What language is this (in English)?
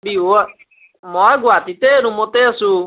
Assamese